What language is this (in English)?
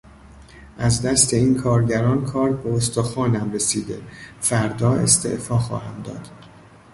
Persian